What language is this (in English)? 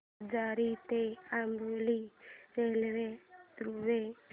Marathi